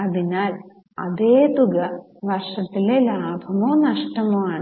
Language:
Malayalam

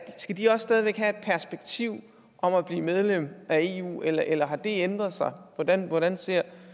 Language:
Danish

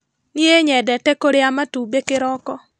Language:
Kikuyu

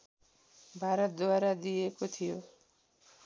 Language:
Nepali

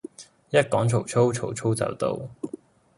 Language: Cantonese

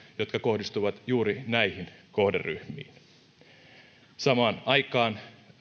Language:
Finnish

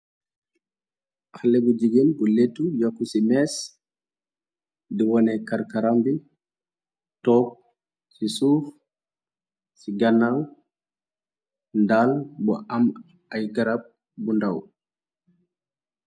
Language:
Wolof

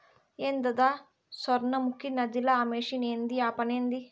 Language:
Telugu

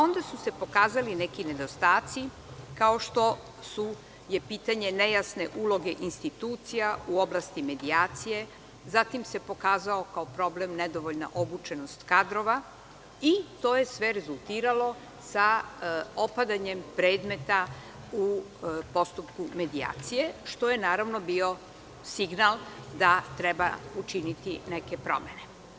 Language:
Serbian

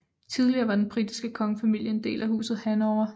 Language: Danish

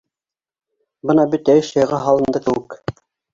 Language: Bashkir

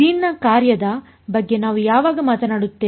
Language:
Kannada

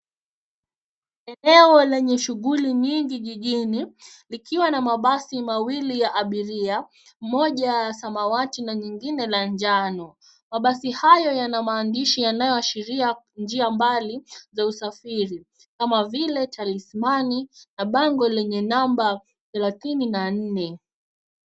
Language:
Swahili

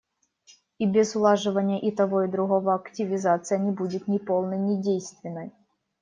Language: Russian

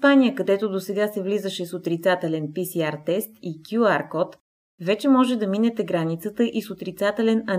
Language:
Bulgarian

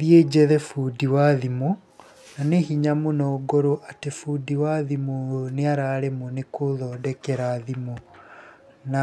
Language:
Kikuyu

